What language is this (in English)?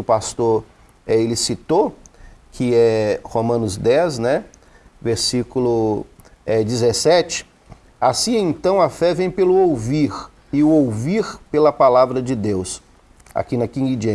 Portuguese